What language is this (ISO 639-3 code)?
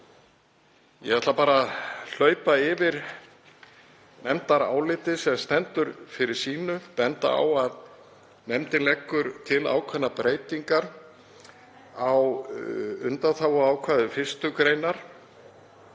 isl